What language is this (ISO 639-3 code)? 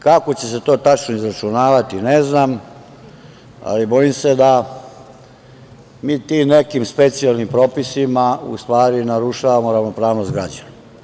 srp